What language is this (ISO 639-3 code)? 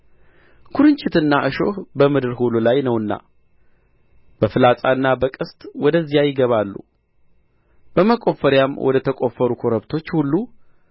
amh